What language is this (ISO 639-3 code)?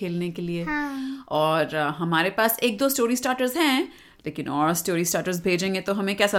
hin